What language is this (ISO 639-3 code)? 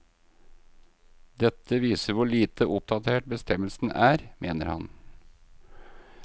nor